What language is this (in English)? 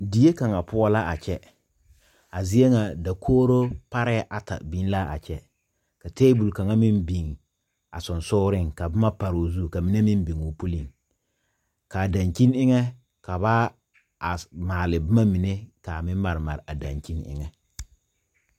Southern Dagaare